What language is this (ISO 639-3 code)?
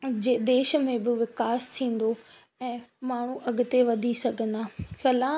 snd